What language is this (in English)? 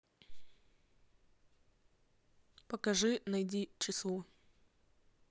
Russian